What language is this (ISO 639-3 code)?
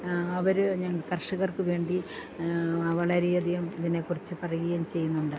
mal